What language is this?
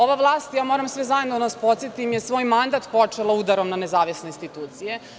Serbian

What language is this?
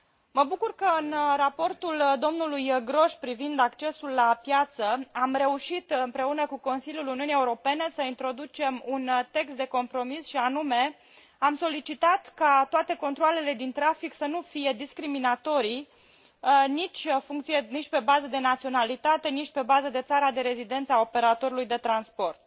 Romanian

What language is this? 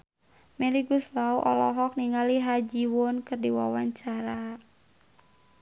Sundanese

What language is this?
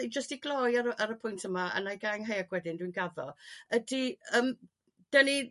Welsh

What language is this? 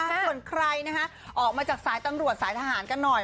Thai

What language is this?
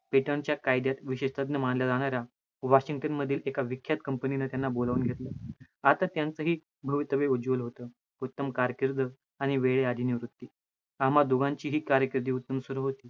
Marathi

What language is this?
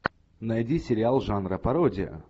Russian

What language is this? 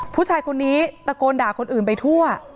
Thai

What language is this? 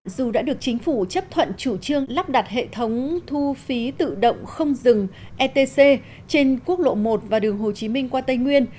Vietnamese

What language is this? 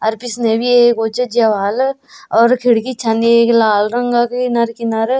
Garhwali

